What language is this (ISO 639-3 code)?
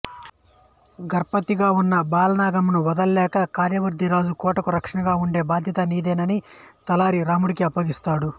tel